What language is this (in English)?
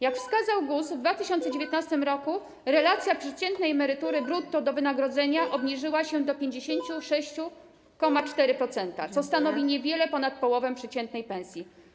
Polish